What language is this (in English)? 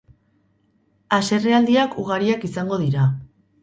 Basque